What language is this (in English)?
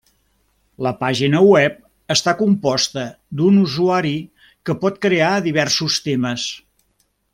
Catalan